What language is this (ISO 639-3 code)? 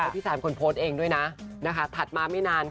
tha